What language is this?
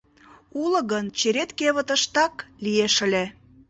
Mari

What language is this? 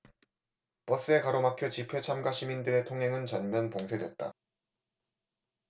Korean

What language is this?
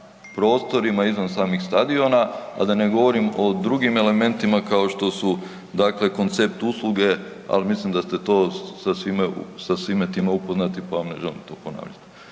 Croatian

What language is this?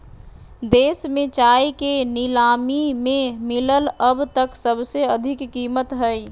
Magahi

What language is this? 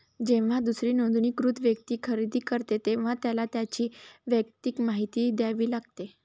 Marathi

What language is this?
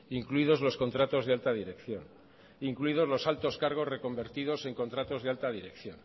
Spanish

